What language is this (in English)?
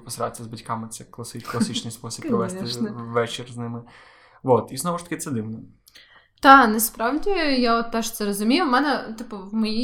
Ukrainian